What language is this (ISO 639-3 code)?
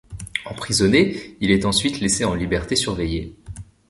fra